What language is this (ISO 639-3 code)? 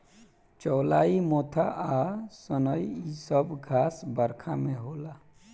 bho